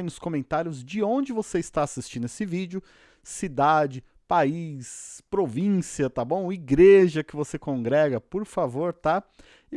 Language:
Portuguese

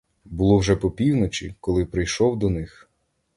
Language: Ukrainian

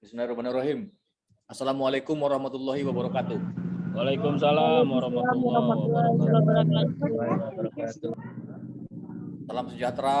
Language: Indonesian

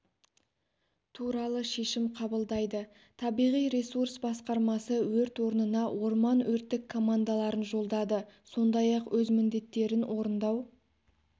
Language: Kazakh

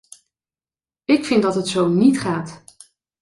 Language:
Dutch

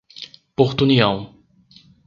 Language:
Portuguese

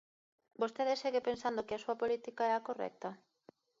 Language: Galician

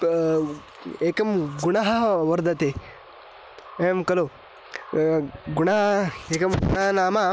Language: Sanskrit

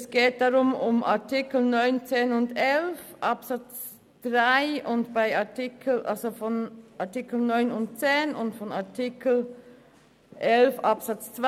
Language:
Swiss German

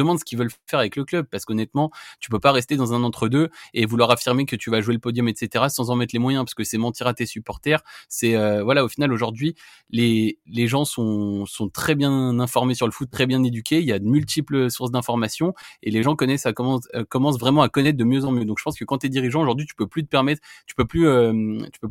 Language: French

